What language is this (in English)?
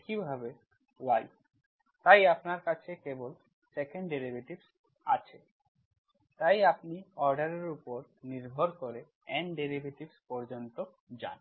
Bangla